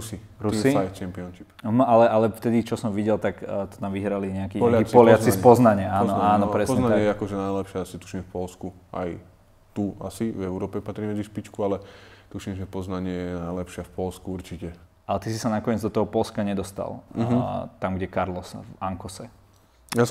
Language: Slovak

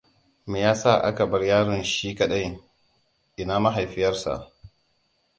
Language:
Hausa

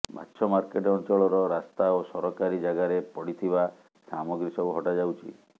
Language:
Odia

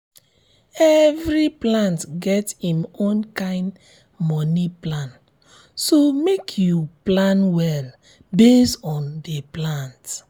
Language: Nigerian Pidgin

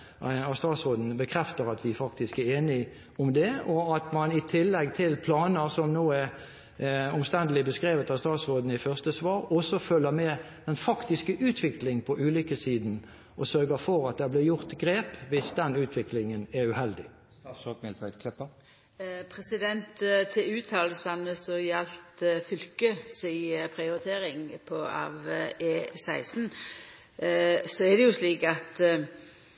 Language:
Norwegian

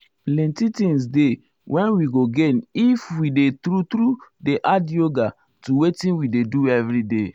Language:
Nigerian Pidgin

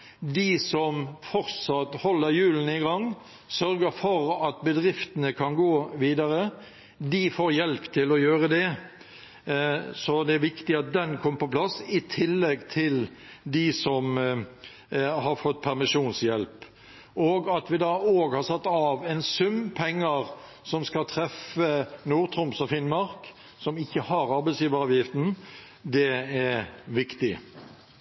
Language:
Norwegian Bokmål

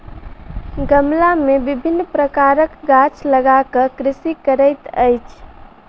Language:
Maithili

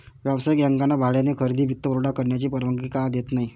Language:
Marathi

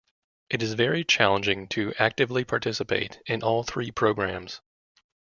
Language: English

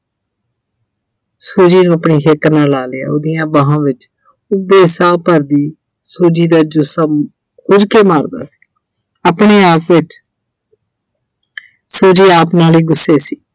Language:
Punjabi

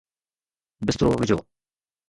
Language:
Sindhi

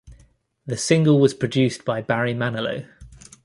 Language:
English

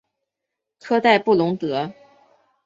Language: Chinese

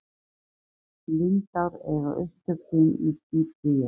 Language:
Icelandic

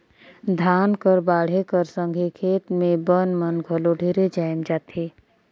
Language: Chhattisgarhi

